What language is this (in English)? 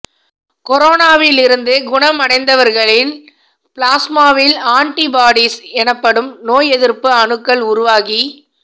Tamil